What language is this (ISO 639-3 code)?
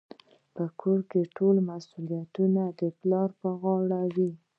pus